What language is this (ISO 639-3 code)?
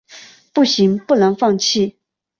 zho